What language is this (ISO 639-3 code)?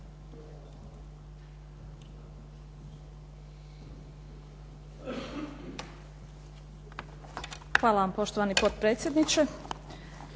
hrv